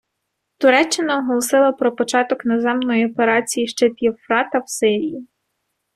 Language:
Ukrainian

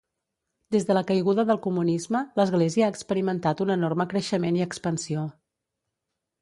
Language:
Catalan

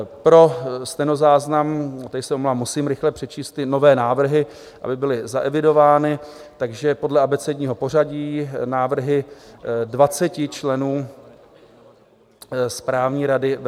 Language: Czech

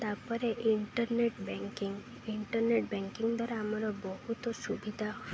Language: Odia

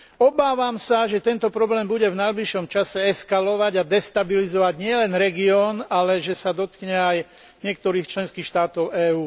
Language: Slovak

